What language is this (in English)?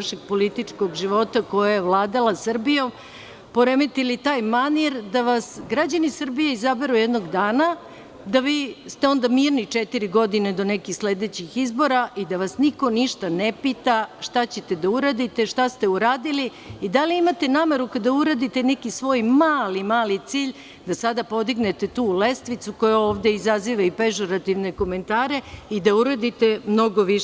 Serbian